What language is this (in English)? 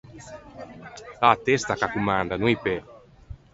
Ligurian